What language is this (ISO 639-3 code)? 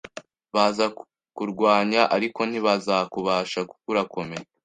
kin